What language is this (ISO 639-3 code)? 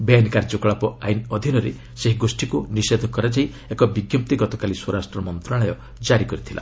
ori